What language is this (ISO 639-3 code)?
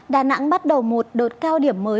vie